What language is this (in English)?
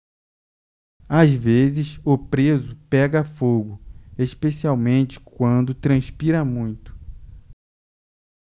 Portuguese